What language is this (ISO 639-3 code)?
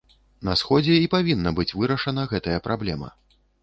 bel